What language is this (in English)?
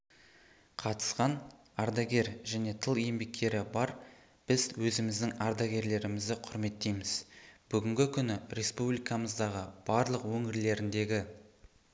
Kazakh